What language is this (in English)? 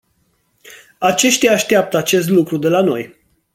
Romanian